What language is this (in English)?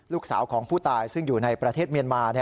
Thai